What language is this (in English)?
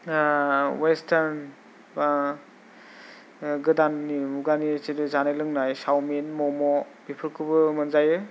Bodo